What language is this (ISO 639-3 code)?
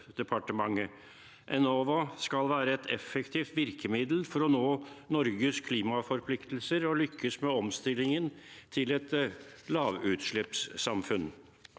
nor